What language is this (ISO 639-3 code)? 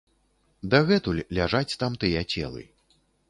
bel